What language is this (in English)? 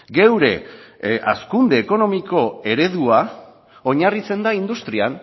Basque